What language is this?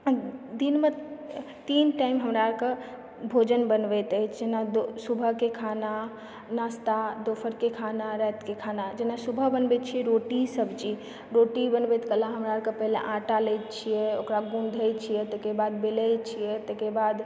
Maithili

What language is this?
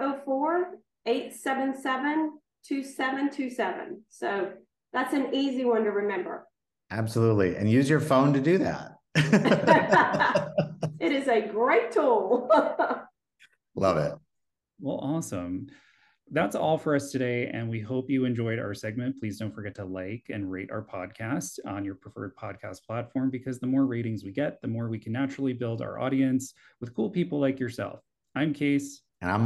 English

